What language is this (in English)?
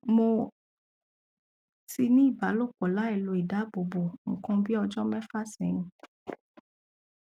Yoruba